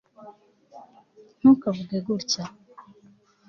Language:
Kinyarwanda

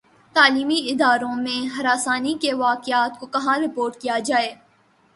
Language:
Urdu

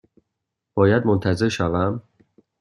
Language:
Persian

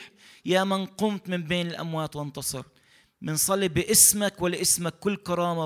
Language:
Arabic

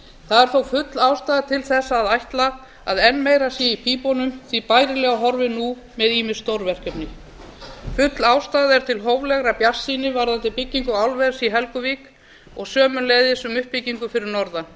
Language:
Icelandic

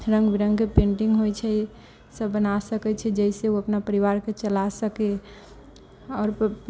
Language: Maithili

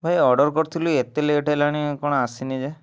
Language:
Odia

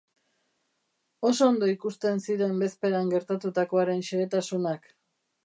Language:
Basque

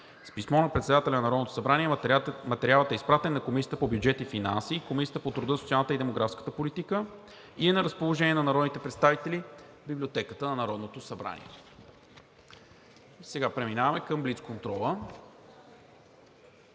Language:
Bulgarian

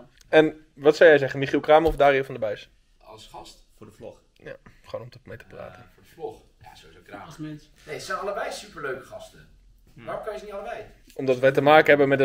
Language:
Dutch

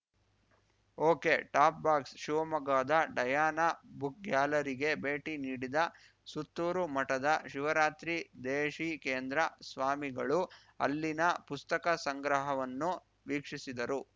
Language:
Kannada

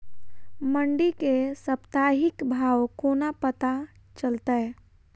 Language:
Maithili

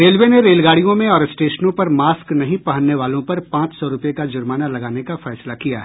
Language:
Hindi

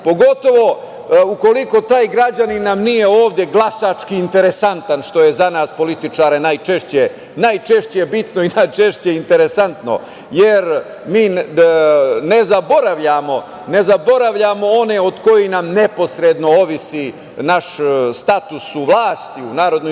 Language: Serbian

